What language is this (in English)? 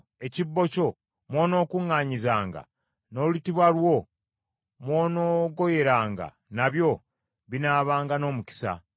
Ganda